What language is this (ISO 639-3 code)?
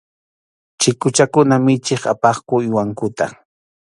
qxu